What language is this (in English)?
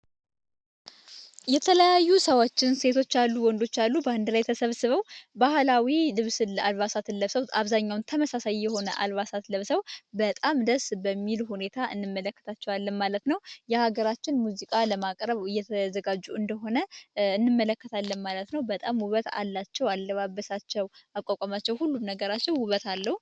Amharic